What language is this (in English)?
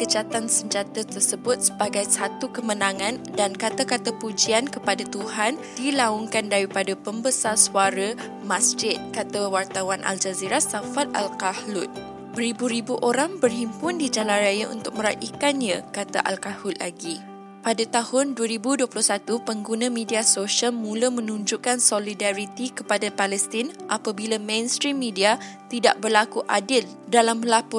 Malay